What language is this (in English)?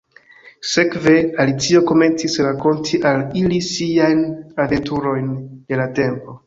Esperanto